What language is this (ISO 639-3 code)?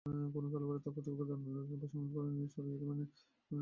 ben